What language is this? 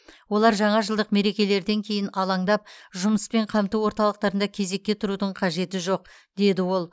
Kazakh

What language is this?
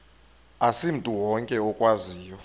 Xhosa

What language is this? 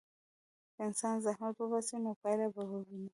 Pashto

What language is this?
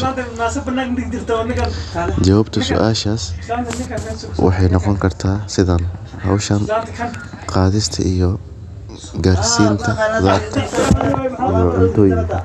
Somali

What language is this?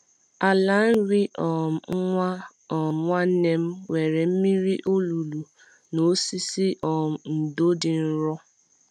Igbo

